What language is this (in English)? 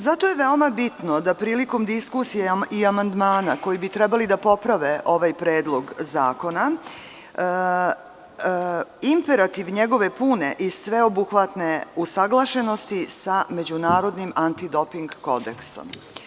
Serbian